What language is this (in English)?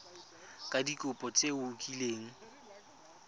Tswana